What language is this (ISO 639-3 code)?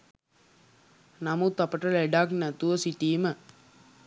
sin